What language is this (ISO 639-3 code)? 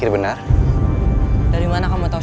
ind